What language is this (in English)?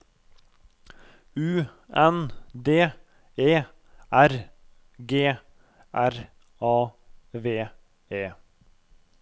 Norwegian